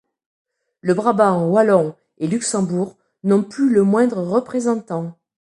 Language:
French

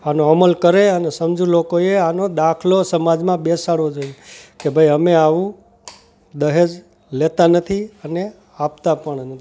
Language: Gujarati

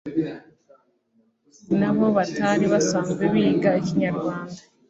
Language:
Kinyarwanda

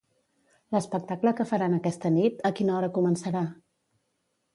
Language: Catalan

